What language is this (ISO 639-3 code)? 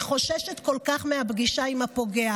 heb